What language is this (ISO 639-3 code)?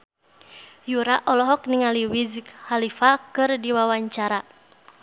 sun